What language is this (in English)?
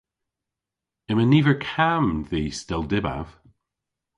Cornish